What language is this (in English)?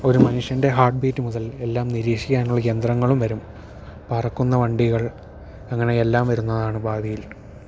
Malayalam